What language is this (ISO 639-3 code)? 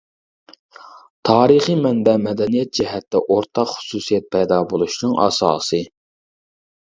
uig